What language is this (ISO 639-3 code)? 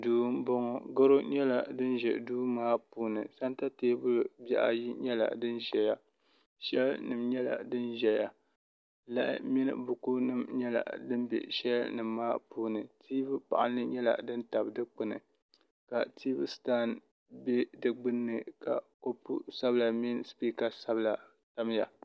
dag